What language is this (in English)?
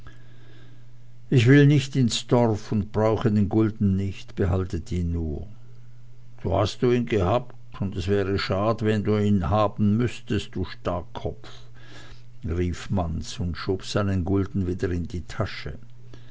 German